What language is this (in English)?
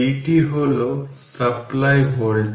Bangla